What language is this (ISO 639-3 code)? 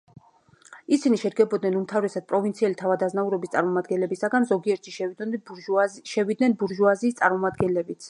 kat